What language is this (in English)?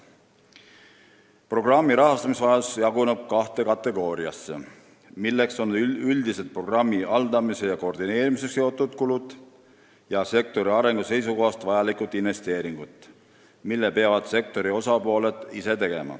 Estonian